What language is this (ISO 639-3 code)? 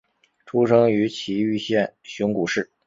zho